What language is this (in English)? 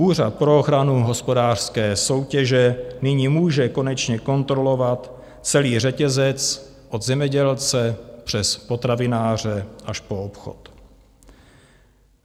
Czech